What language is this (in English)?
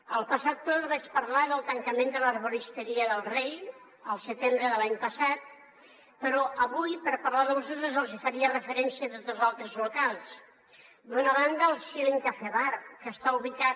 Catalan